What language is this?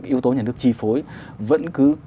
Vietnamese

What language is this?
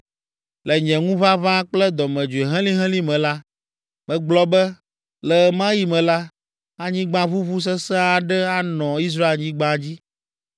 Ewe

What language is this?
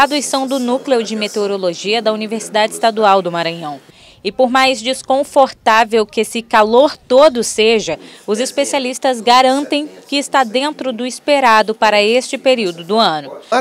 Portuguese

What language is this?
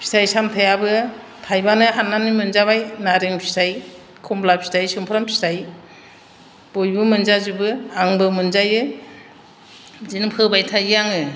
Bodo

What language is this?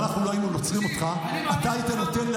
Hebrew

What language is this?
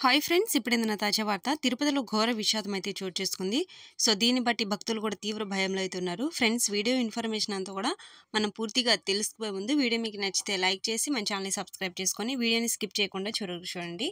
Telugu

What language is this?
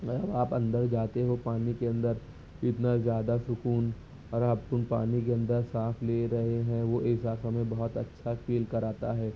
Urdu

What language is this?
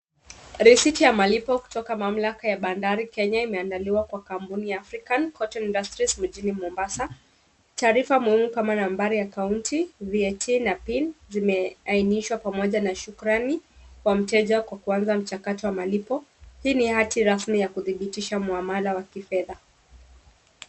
Swahili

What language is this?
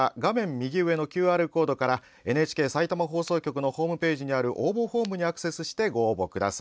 Japanese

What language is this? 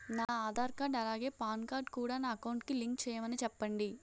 Telugu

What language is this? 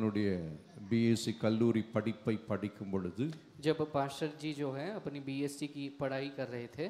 Hindi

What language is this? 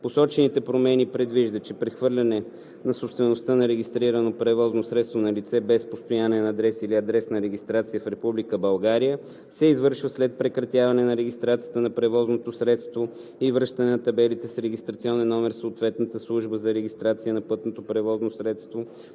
Bulgarian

